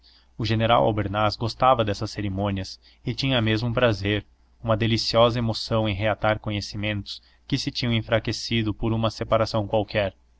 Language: Portuguese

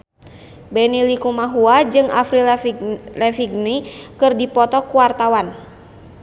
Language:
Sundanese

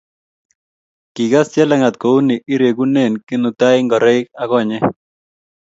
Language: Kalenjin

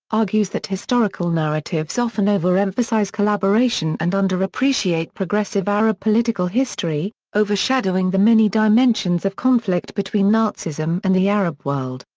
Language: English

